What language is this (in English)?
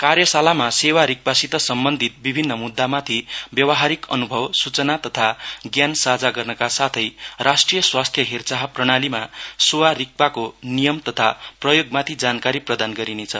Nepali